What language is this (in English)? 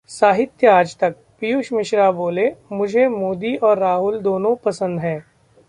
Hindi